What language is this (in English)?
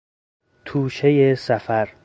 Persian